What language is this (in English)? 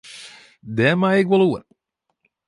Western Frisian